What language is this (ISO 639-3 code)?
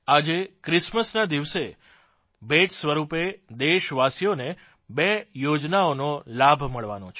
guj